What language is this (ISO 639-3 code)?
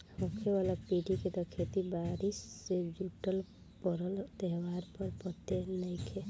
bho